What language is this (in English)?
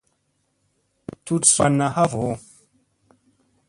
Musey